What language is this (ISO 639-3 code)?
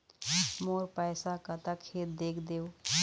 hne